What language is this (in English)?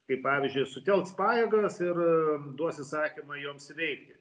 Lithuanian